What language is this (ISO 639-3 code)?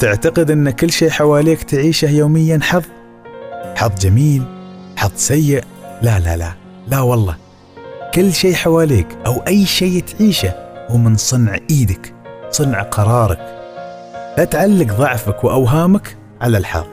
ara